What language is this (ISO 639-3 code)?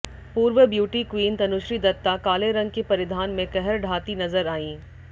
hin